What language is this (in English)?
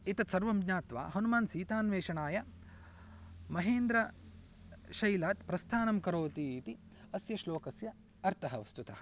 Sanskrit